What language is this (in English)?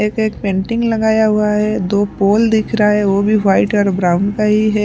Hindi